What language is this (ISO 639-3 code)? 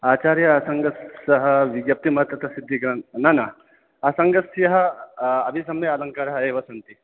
san